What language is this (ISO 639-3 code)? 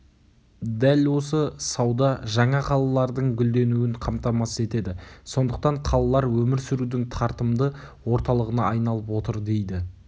kaz